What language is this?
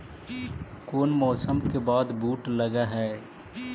Magahi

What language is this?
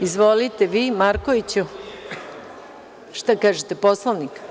Serbian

